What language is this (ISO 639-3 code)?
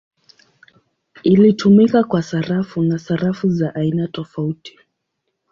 swa